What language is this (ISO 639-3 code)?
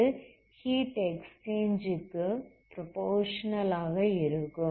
tam